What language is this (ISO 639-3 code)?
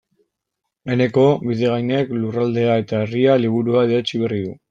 eus